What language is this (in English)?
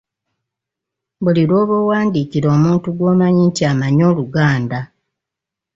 Ganda